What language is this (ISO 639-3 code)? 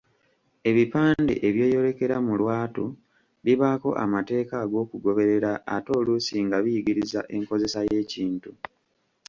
lug